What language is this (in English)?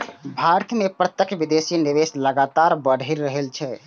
Maithili